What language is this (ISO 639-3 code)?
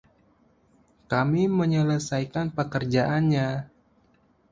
ind